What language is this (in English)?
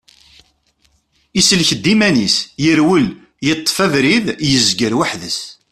Kabyle